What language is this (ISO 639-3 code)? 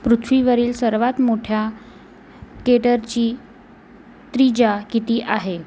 mar